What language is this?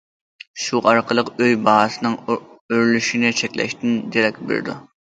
Uyghur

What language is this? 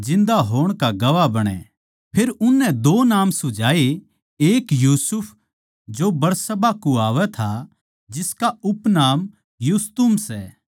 Haryanvi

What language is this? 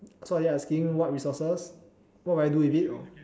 English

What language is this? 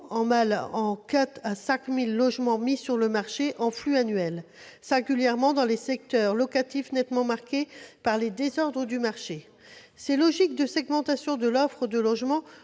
French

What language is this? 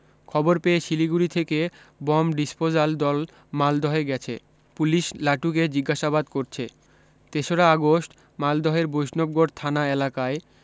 Bangla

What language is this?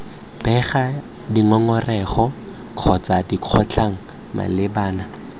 Tswana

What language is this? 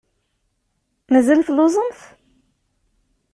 Kabyle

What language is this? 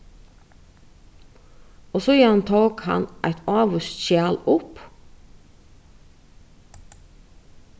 Faroese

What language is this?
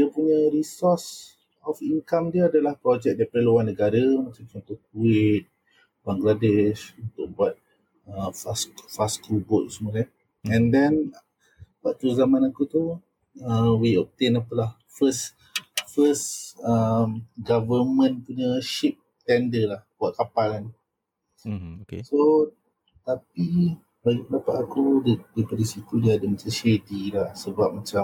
Malay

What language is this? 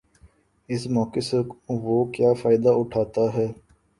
Urdu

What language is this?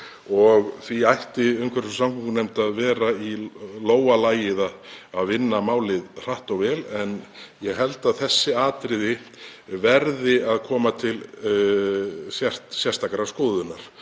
Icelandic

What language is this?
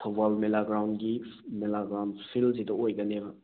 Manipuri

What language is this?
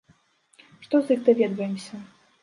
Belarusian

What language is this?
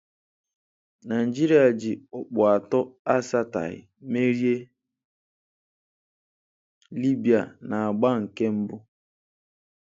Igbo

